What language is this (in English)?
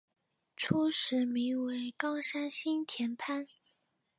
Chinese